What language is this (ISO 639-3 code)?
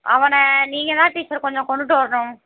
tam